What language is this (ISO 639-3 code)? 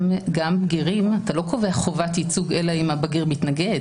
heb